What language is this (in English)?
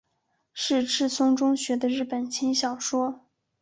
Chinese